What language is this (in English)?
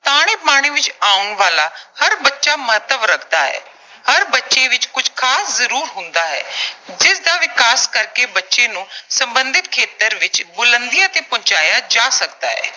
Punjabi